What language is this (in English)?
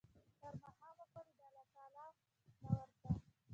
Pashto